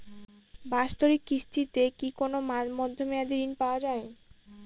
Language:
Bangla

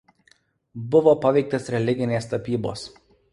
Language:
Lithuanian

